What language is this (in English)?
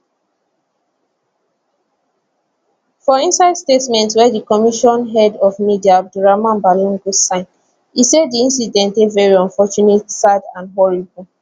Nigerian Pidgin